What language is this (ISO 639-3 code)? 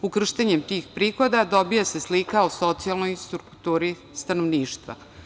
srp